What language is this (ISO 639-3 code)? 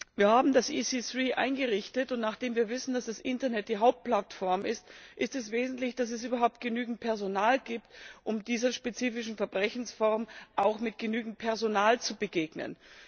deu